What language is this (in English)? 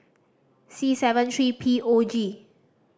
English